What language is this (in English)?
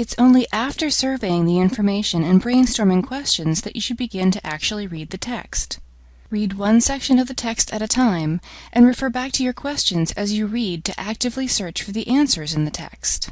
English